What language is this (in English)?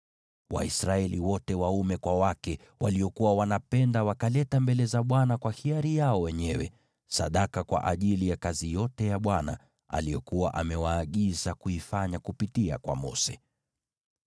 Swahili